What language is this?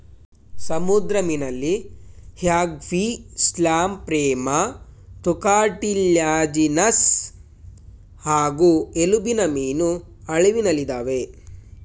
Kannada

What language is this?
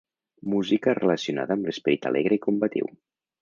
Catalan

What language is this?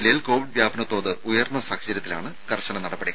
Malayalam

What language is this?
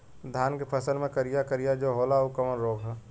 Bhojpuri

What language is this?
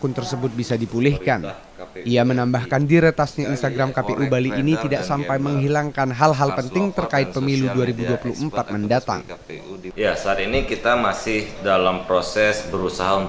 Indonesian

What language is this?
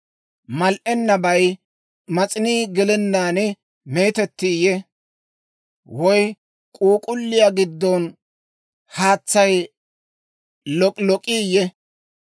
Dawro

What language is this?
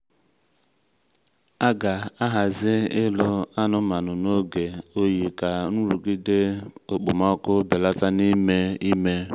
Igbo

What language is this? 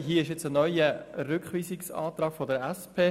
Swiss German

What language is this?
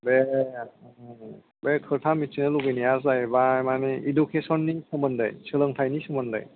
Bodo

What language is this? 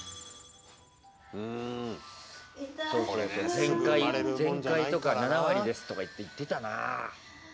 Japanese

